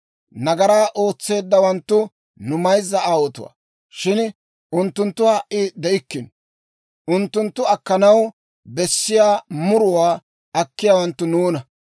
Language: Dawro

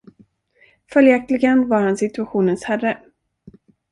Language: Swedish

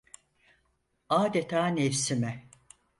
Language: Turkish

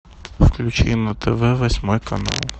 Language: Russian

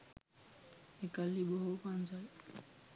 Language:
Sinhala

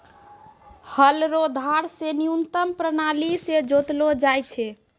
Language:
Maithili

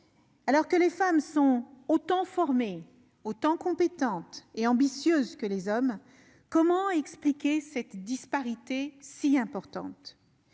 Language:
French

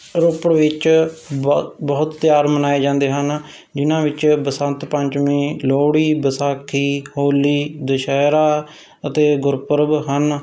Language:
Punjabi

